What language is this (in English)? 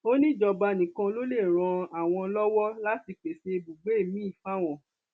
Yoruba